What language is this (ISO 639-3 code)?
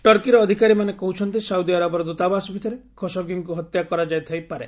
ori